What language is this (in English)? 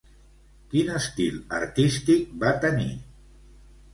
Catalan